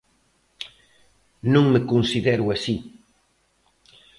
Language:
Galician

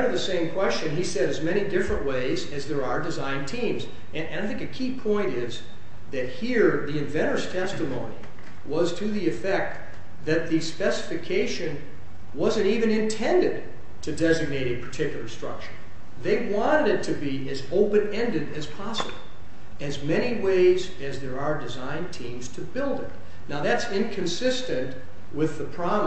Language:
English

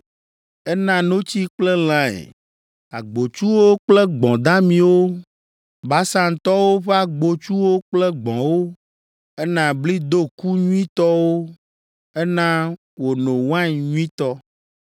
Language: Ewe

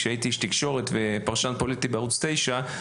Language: Hebrew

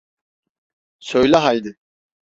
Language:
Turkish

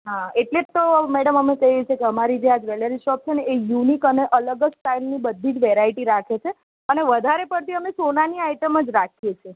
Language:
Gujarati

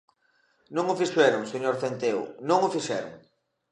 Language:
Galician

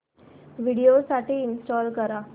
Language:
Marathi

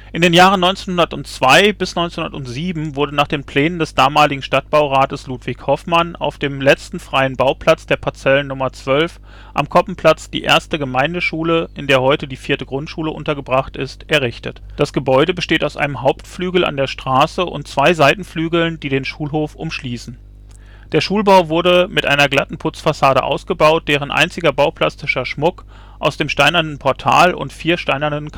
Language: German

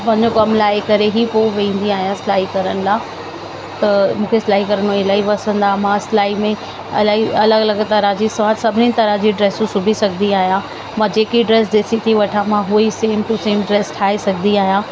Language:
Sindhi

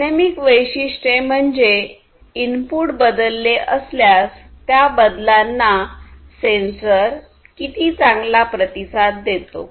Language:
Marathi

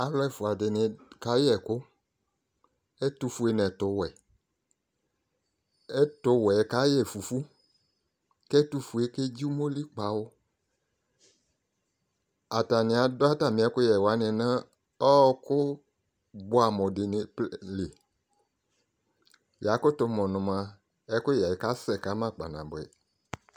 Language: Ikposo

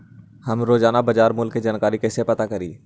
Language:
Magahi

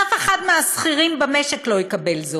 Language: Hebrew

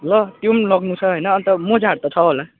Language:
Nepali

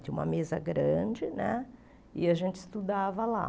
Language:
Portuguese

